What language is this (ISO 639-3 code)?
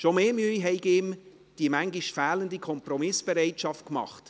gsw